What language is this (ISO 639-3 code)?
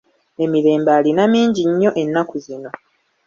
lug